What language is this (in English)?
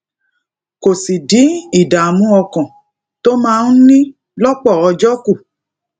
Yoruba